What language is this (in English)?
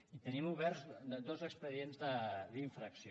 Catalan